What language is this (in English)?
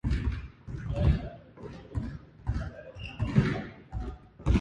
Japanese